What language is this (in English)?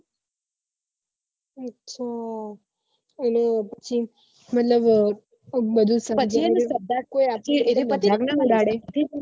Gujarati